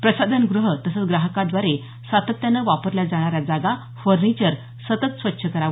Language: Marathi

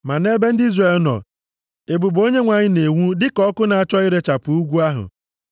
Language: Igbo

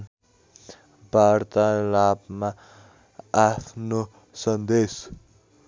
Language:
Nepali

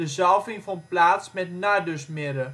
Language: Dutch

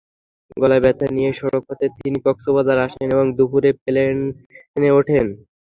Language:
Bangla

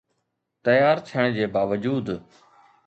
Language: Sindhi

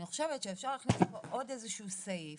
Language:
Hebrew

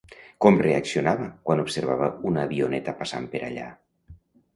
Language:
Catalan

